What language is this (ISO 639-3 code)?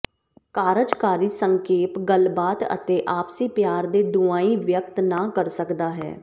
pan